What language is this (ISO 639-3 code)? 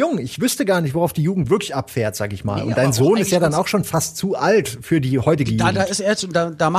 deu